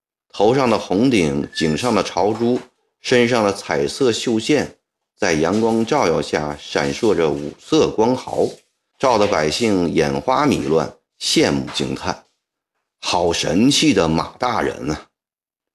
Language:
Chinese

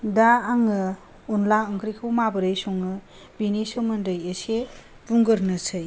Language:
Bodo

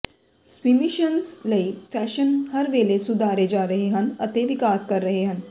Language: Punjabi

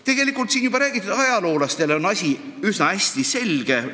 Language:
Estonian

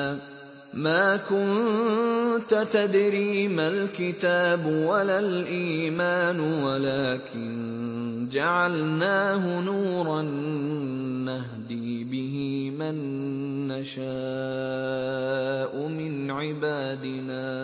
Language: Arabic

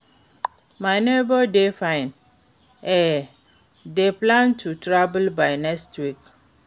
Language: Nigerian Pidgin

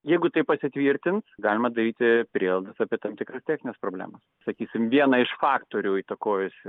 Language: Lithuanian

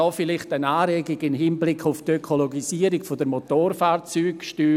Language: Swiss German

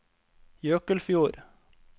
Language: Norwegian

